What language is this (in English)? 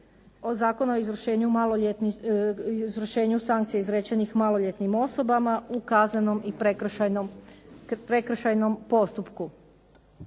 Croatian